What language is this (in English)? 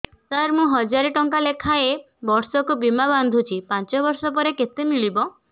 Odia